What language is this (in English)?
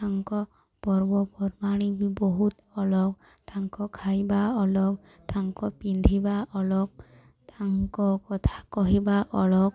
Odia